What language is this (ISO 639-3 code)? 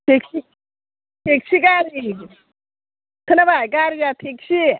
brx